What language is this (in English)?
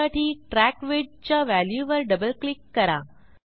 Marathi